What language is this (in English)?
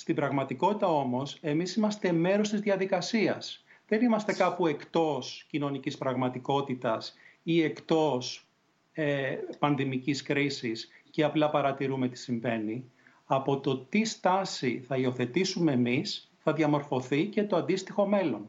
Greek